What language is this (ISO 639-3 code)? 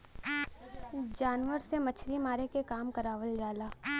bho